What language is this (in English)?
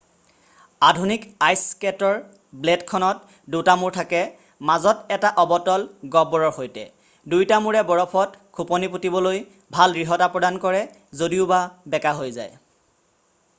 Assamese